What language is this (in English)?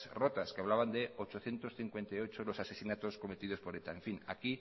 Spanish